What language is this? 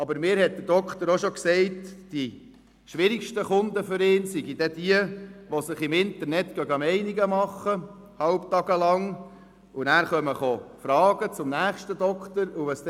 Swiss German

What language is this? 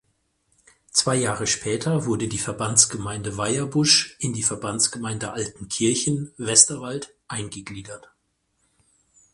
German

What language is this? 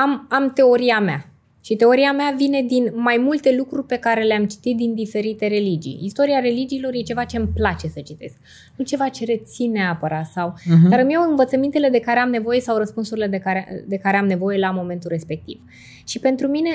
Romanian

